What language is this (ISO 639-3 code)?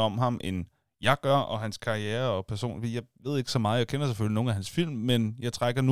dan